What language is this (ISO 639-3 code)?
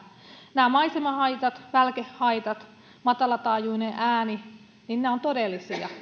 fin